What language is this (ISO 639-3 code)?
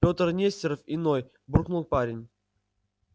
rus